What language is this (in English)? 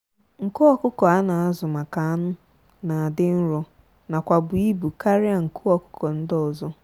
Igbo